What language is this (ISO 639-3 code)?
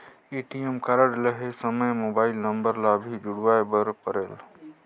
hne